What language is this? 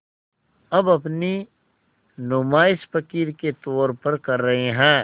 Hindi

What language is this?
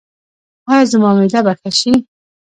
Pashto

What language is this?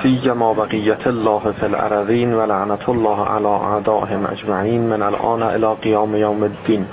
Persian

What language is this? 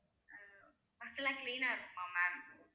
Tamil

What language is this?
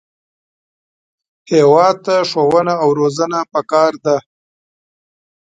Pashto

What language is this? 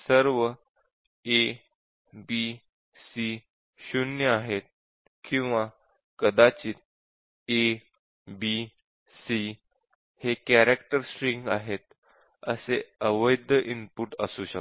Marathi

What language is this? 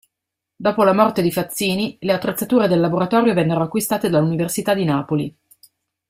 Italian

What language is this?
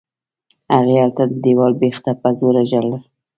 Pashto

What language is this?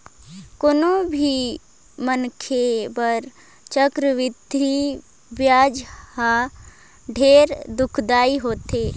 Chhattisgarhi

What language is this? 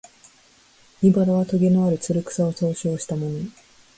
Japanese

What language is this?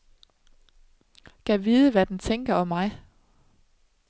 Danish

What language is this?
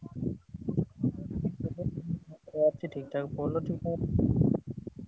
Odia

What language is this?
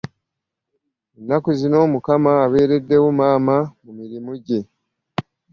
Ganda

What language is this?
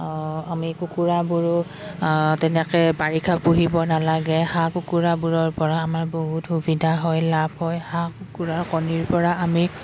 Assamese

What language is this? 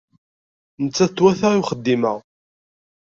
Kabyle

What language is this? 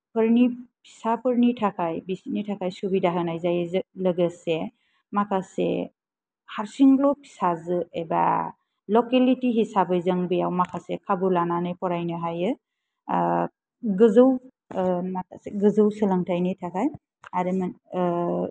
Bodo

